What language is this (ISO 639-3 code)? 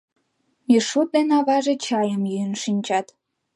chm